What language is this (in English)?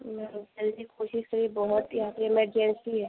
Hindi